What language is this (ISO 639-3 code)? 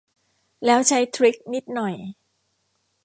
tha